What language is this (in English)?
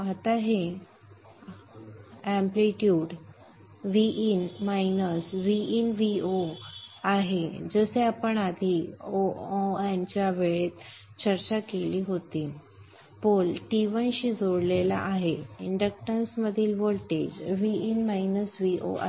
Marathi